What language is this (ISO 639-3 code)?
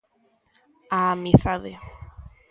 glg